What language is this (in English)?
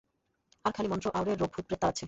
Bangla